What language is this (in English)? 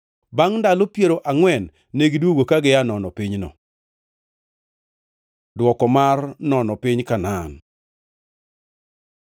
Luo (Kenya and Tanzania)